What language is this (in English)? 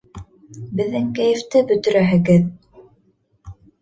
Bashkir